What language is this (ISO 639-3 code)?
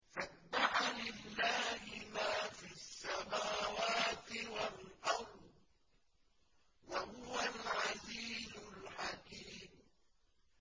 ara